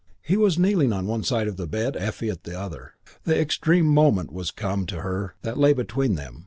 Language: English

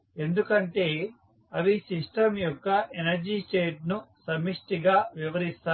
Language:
Telugu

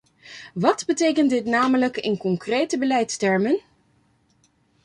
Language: Dutch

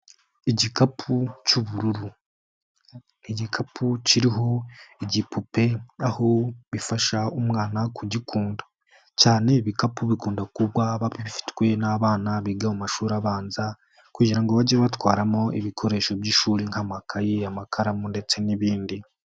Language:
Kinyarwanda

